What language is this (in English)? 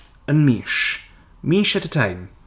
Welsh